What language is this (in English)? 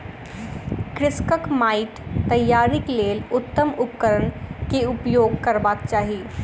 Maithili